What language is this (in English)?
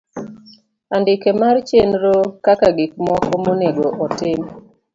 Luo (Kenya and Tanzania)